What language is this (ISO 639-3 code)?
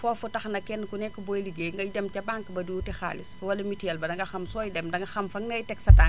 wol